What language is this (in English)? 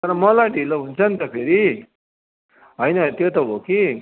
Nepali